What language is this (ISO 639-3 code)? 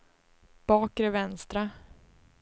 swe